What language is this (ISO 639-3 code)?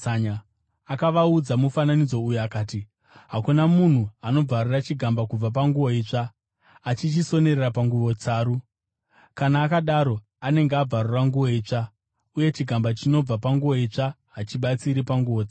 sna